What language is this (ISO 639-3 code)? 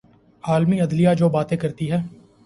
urd